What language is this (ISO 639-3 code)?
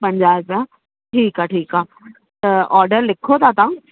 snd